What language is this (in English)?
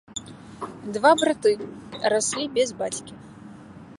Belarusian